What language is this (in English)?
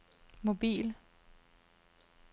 Danish